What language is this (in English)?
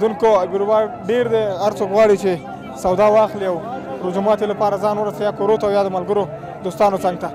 Arabic